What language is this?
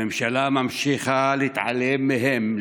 Hebrew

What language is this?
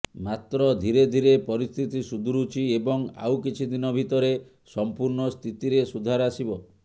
Odia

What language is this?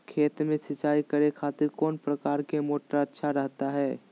Magahi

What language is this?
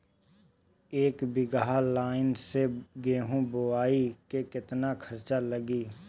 Bhojpuri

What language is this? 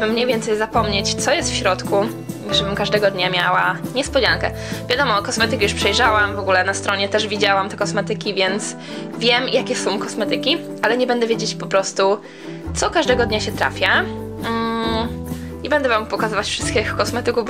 Polish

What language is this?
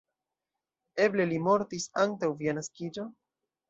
Esperanto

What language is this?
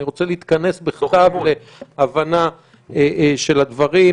Hebrew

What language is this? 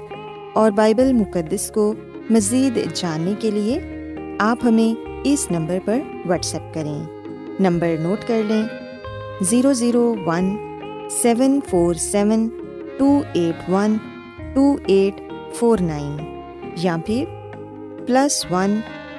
Urdu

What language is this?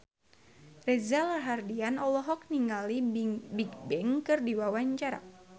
Sundanese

